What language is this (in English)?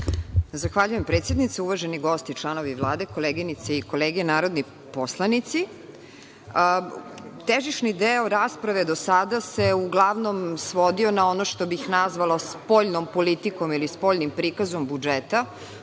Serbian